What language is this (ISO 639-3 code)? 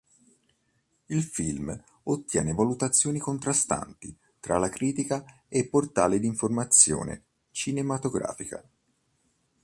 ita